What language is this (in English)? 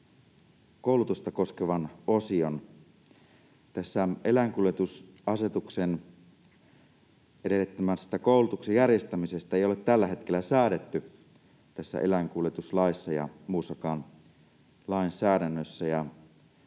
Finnish